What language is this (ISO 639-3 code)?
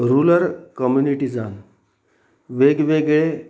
kok